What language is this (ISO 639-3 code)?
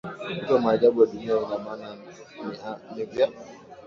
swa